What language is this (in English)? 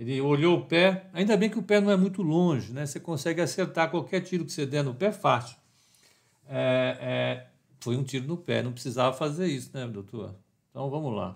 Portuguese